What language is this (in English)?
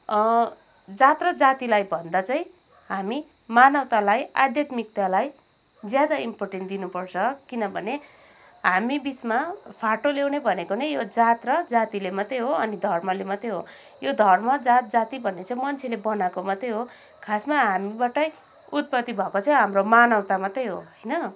Nepali